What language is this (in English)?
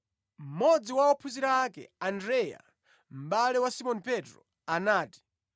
Nyanja